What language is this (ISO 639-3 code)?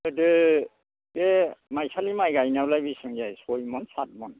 brx